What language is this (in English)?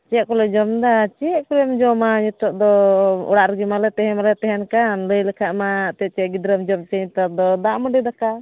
Santali